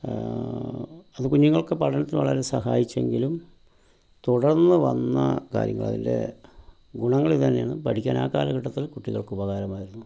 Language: Malayalam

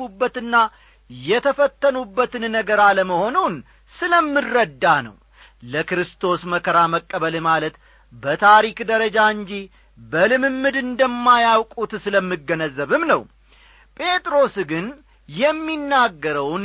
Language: Amharic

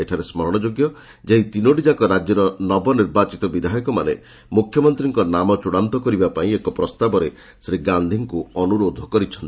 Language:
Odia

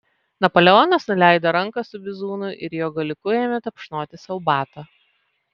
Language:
Lithuanian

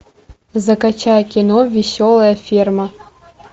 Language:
Russian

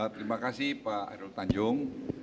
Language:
Indonesian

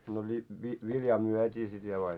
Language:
Finnish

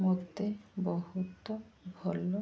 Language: Odia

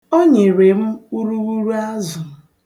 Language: Igbo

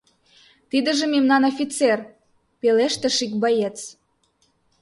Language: Mari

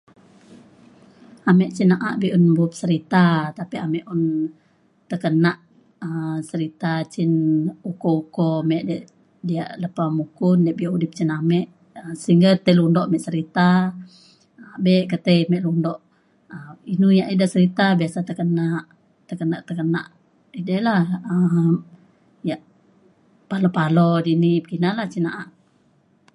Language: Mainstream Kenyah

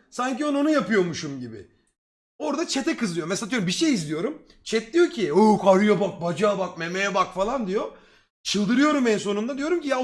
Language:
Turkish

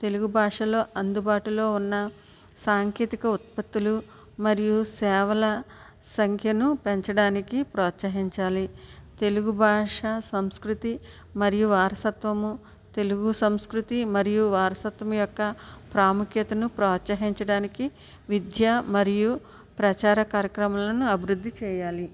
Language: Telugu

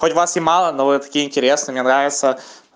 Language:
Russian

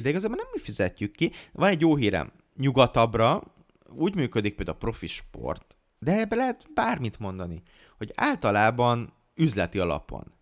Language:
Hungarian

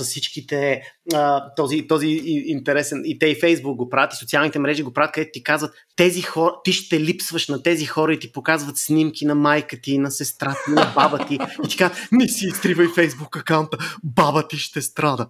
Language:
Bulgarian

